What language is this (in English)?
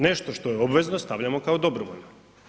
Croatian